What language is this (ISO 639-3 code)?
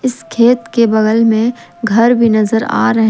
hin